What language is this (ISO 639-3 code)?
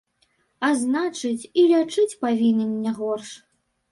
bel